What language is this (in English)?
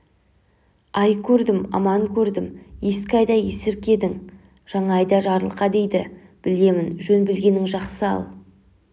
Kazakh